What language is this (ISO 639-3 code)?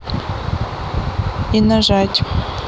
rus